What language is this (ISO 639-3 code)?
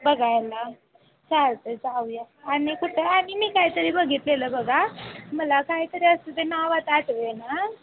mar